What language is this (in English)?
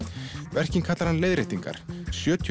Icelandic